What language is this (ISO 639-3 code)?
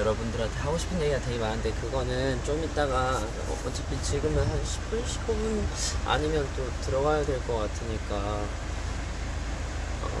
kor